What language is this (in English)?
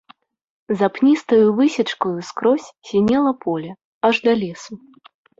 Belarusian